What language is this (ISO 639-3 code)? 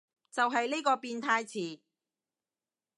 yue